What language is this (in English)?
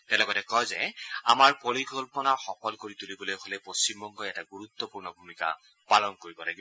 Assamese